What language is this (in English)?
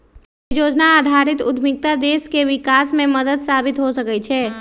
Magahi